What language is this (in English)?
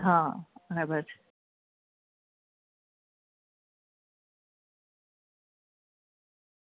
Gujarati